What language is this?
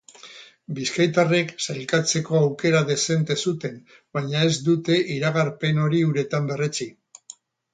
Basque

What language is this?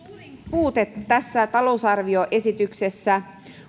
Finnish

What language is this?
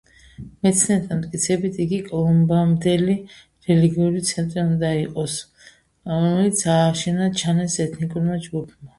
Georgian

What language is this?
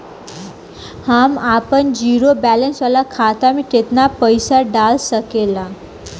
Bhojpuri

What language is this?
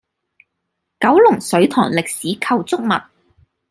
Cantonese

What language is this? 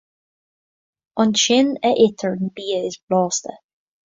Irish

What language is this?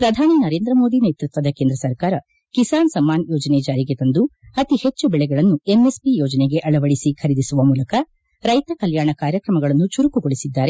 Kannada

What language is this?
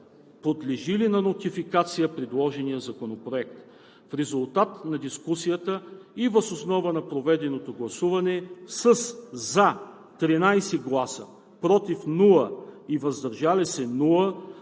Bulgarian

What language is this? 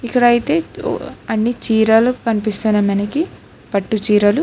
Telugu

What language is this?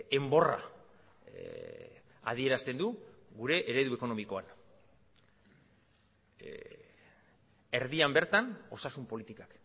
Basque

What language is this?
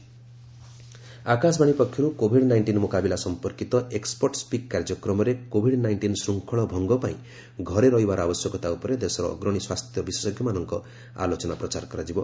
Odia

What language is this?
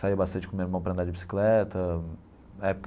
Portuguese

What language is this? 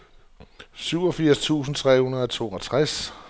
Danish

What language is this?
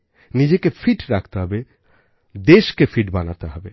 Bangla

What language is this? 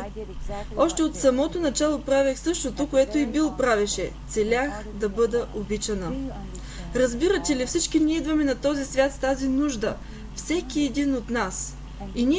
Bulgarian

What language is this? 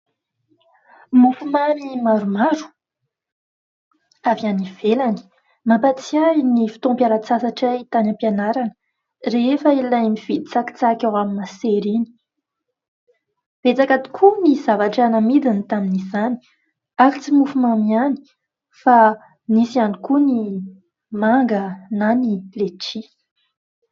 Malagasy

